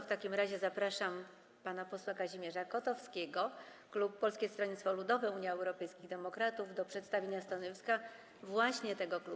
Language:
Polish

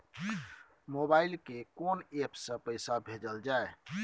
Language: Maithili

